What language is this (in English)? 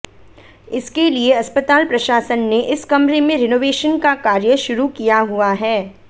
Hindi